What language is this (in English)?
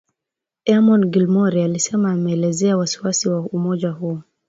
Swahili